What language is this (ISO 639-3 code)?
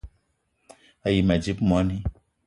eto